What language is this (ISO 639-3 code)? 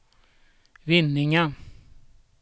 swe